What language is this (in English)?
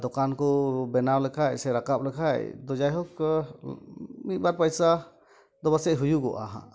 Santali